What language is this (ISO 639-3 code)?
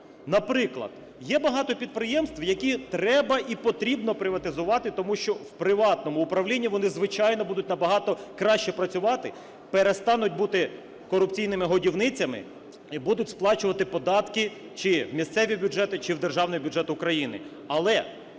ukr